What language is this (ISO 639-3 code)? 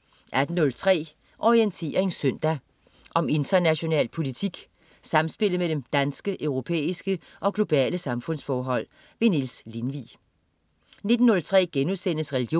dan